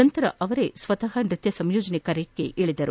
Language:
Kannada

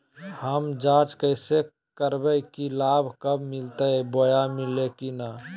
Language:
Magahi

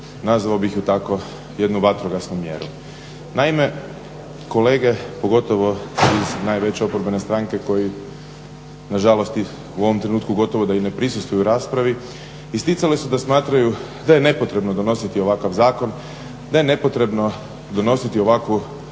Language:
Croatian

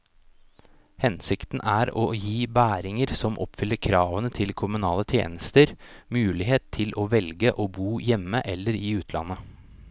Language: Norwegian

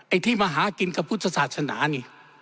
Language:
Thai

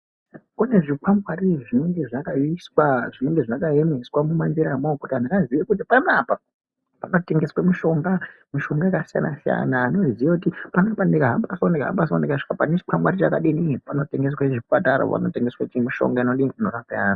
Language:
Ndau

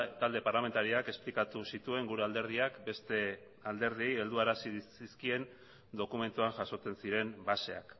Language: Basque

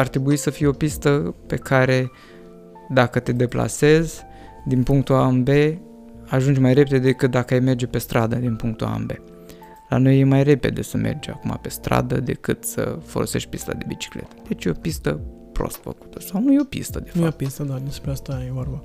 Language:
Romanian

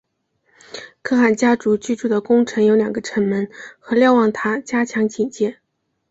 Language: Chinese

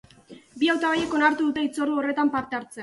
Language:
Basque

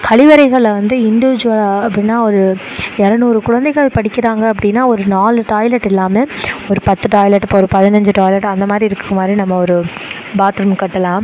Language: Tamil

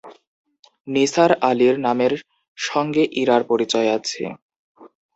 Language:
Bangla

